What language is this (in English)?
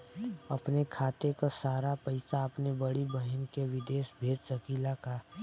Bhojpuri